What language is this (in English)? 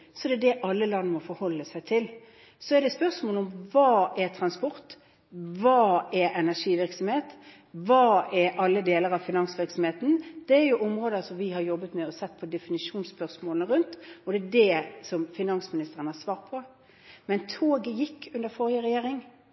Norwegian Bokmål